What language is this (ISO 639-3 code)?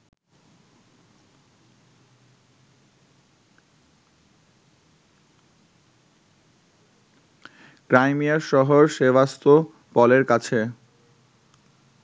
ben